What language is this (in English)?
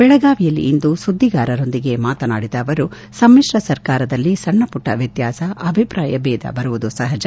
Kannada